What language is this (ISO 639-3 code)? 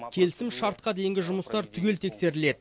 kaz